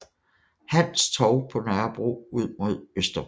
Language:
Danish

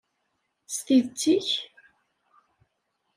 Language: Kabyle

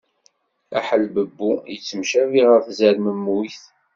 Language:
Kabyle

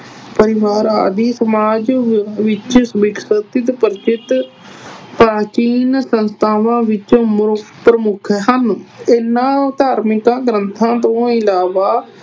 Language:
Punjabi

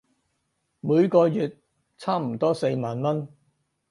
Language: Cantonese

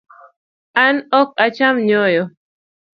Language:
Luo (Kenya and Tanzania)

